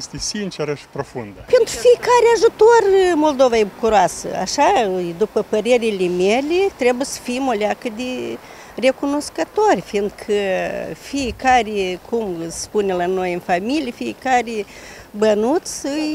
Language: Romanian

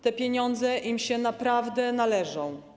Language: Polish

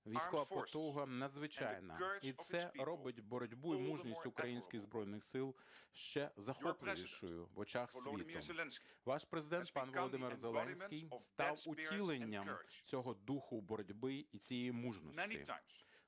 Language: Ukrainian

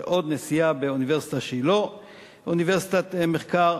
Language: Hebrew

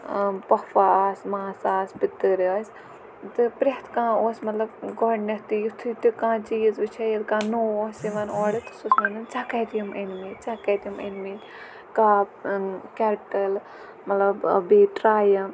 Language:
Kashmiri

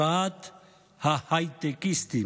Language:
Hebrew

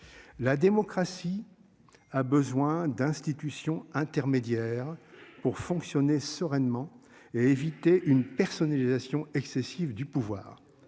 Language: French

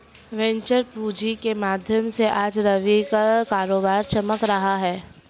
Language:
Hindi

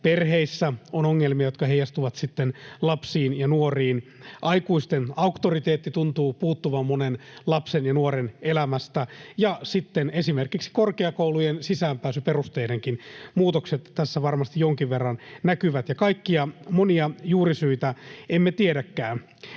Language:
Finnish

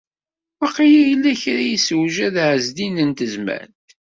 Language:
Kabyle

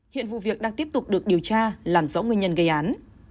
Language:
Vietnamese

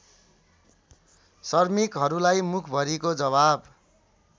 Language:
Nepali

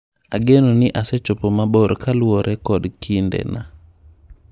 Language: Luo (Kenya and Tanzania)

